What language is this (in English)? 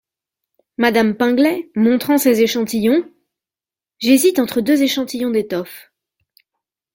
French